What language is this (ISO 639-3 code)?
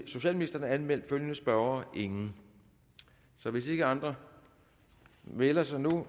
dan